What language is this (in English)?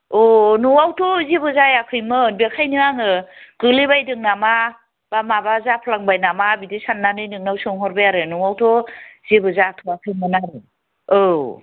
Bodo